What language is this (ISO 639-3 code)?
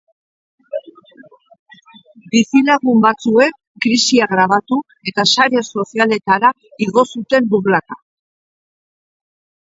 eus